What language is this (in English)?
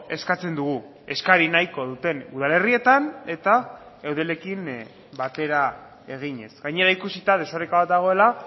Basque